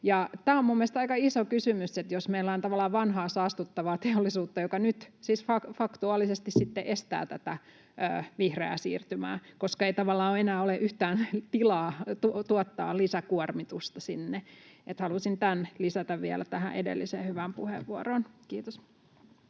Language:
Finnish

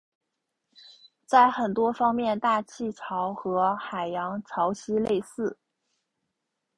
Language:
Chinese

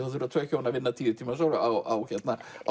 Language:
Icelandic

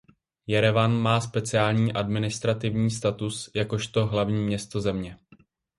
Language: Czech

